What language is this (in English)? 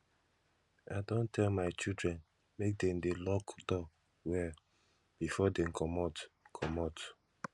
Nigerian Pidgin